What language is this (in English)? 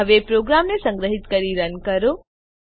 Gujarati